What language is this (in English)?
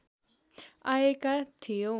Nepali